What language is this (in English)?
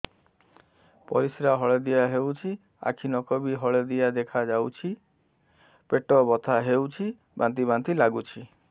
Odia